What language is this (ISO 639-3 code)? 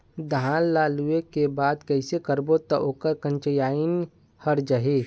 hne